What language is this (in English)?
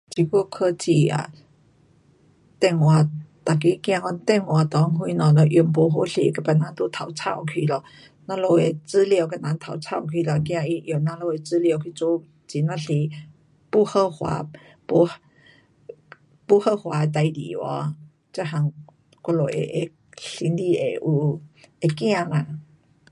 Pu-Xian Chinese